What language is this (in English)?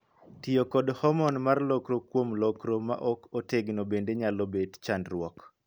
Luo (Kenya and Tanzania)